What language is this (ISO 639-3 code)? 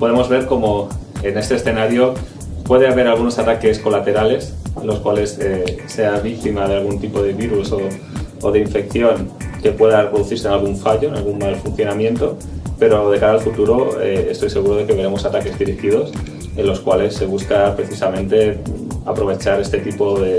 spa